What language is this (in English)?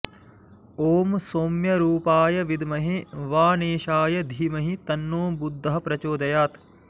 Sanskrit